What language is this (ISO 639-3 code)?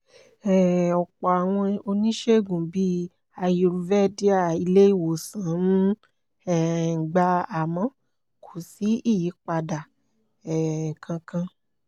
yor